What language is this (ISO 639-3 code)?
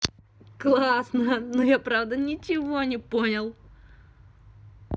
rus